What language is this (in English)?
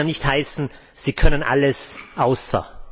German